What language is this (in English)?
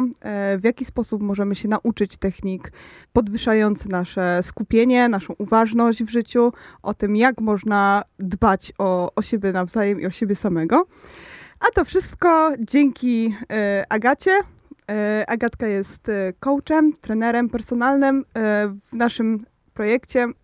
Polish